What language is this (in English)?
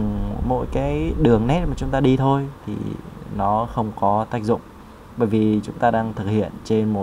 Vietnamese